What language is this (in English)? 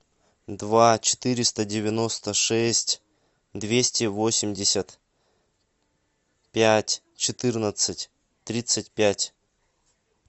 Russian